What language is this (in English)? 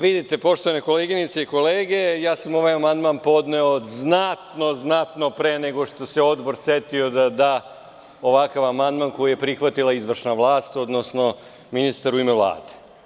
Serbian